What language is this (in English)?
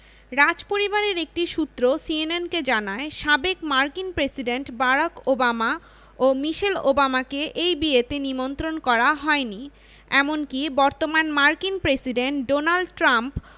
Bangla